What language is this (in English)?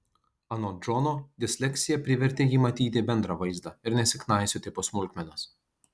Lithuanian